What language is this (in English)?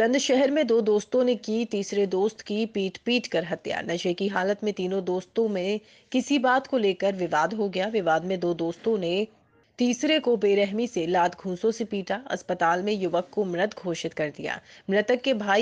Hindi